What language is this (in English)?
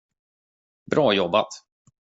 Swedish